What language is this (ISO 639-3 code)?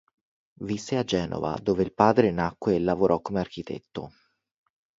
ita